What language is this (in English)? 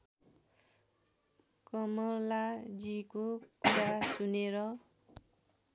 Nepali